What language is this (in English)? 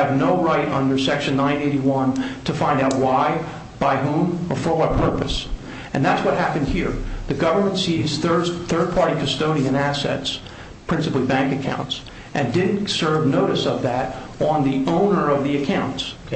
English